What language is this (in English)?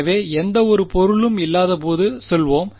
Tamil